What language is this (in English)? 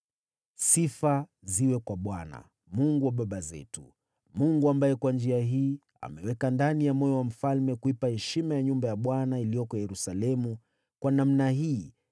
Swahili